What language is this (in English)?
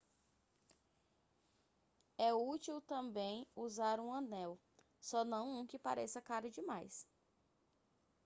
Portuguese